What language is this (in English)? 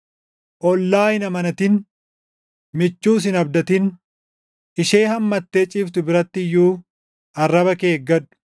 Oromo